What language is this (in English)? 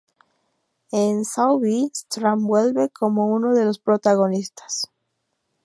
Spanish